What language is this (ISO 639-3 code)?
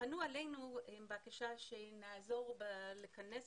heb